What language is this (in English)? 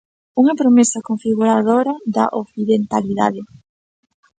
Galician